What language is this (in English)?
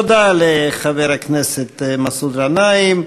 Hebrew